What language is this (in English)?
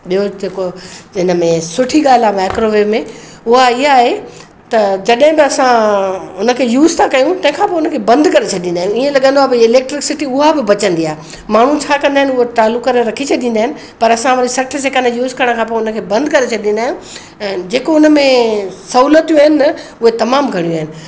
Sindhi